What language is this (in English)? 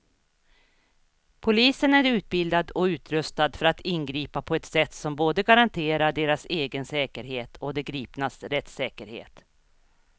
Swedish